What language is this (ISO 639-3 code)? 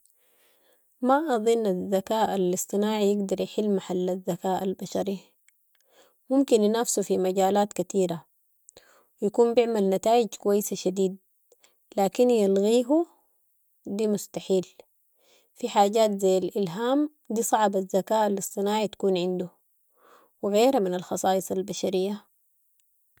apd